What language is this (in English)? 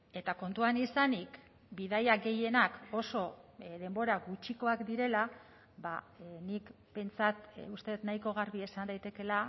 Basque